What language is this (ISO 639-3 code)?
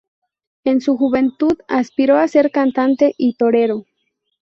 spa